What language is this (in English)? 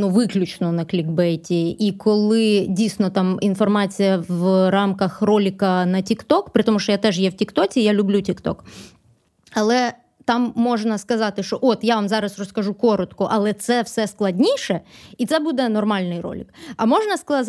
Ukrainian